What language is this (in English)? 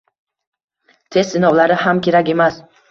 Uzbek